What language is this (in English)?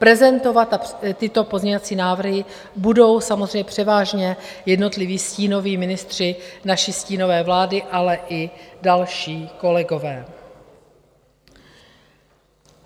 Czech